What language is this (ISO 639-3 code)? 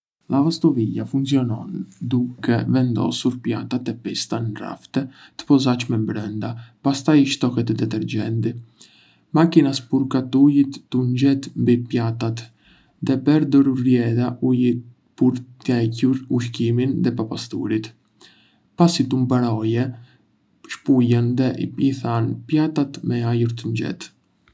aae